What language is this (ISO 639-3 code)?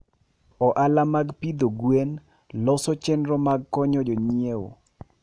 luo